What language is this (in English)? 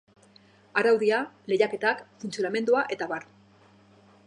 Basque